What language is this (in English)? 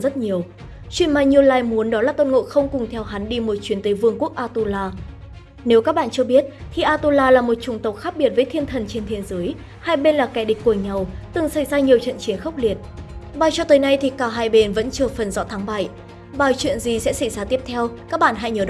Vietnamese